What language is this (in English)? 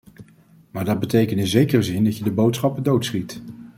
Dutch